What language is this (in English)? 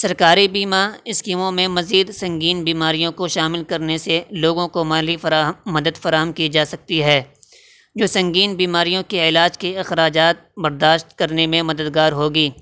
Urdu